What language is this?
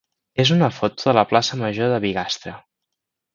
Catalan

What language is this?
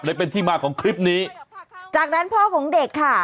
Thai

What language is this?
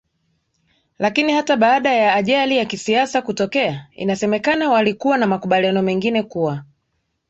Swahili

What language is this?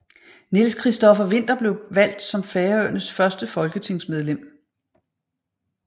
Danish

